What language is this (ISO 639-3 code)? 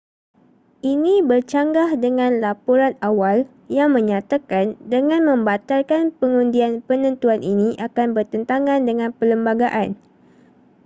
msa